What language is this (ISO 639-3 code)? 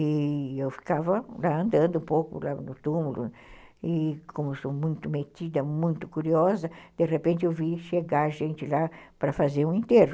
por